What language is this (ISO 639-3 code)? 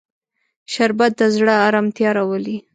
pus